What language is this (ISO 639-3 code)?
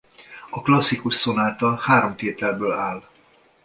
hun